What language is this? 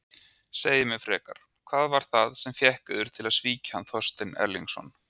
Icelandic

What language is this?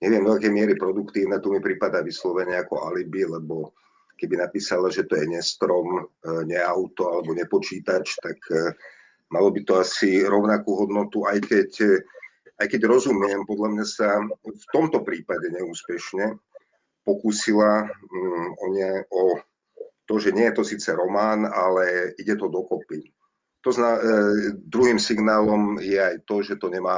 Slovak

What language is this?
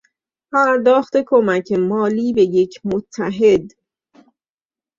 Persian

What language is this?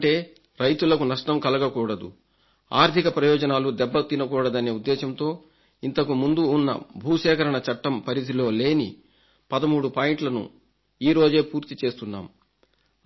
Telugu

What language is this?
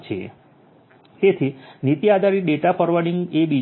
Gujarati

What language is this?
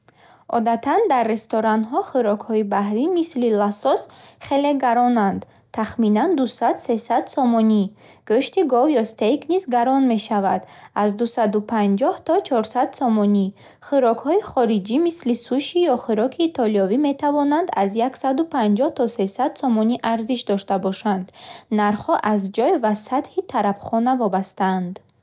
Bukharic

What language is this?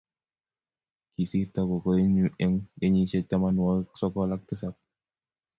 Kalenjin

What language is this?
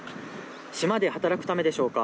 Japanese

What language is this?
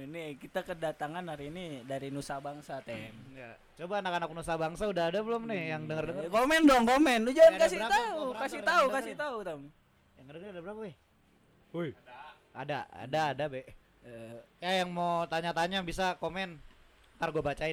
Indonesian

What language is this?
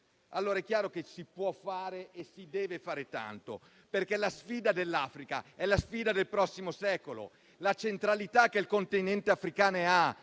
Italian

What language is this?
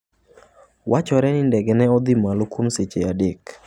Luo (Kenya and Tanzania)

